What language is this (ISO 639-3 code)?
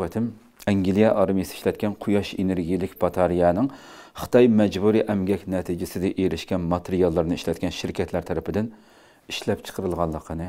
tur